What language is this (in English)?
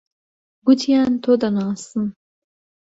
Central Kurdish